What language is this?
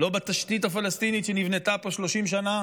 Hebrew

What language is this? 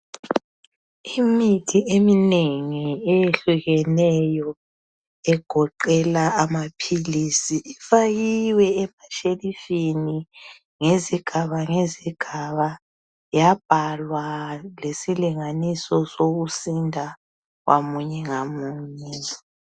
North Ndebele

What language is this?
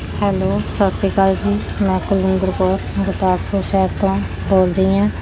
Punjabi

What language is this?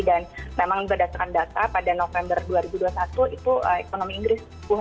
Indonesian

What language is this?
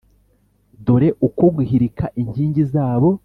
Kinyarwanda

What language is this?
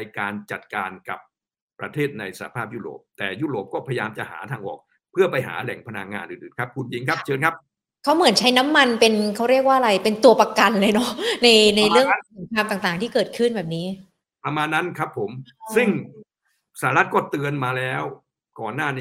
Thai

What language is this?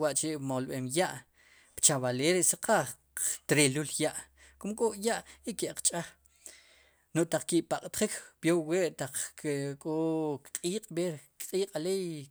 Sipacapense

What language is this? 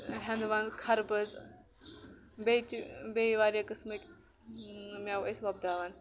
Kashmiri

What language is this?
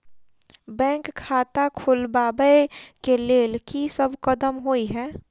Maithili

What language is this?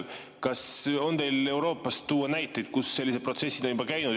Estonian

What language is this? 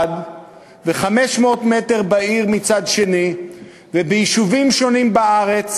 Hebrew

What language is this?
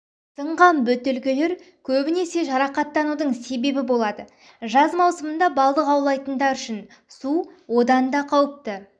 Kazakh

